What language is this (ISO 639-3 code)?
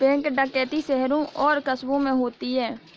hin